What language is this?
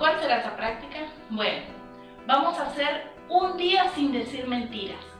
Spanish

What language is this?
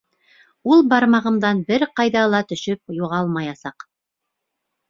Bashkir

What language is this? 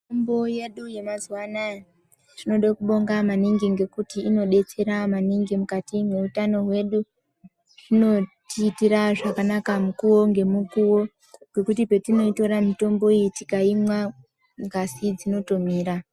Ndau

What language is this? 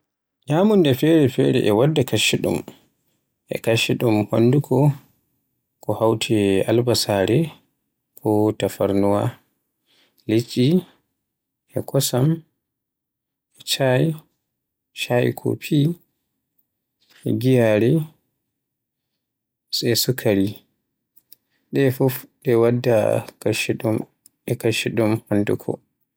Borgu Fulfulde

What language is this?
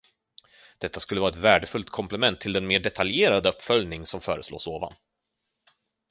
Swedish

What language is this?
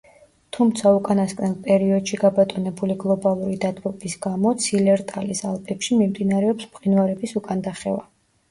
Georgian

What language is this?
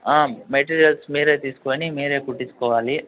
Telugu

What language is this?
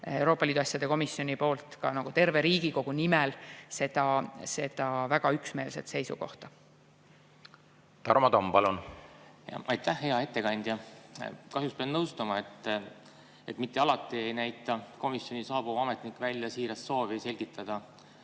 Estonian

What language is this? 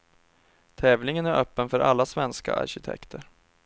Swedish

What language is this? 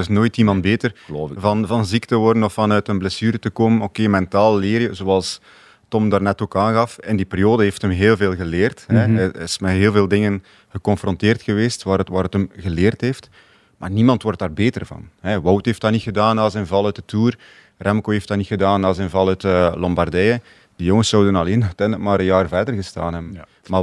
Dutch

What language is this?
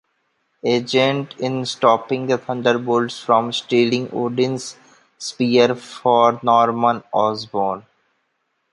English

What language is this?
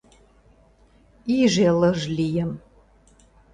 Mari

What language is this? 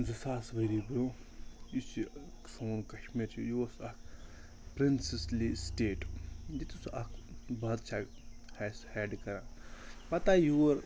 Kashmiri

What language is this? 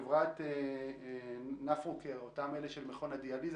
Hebrew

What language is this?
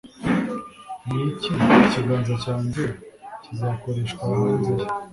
Kinyarwanda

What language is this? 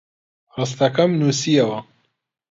Central Kurdish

